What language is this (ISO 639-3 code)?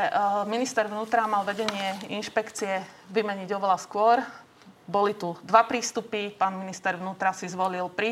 slk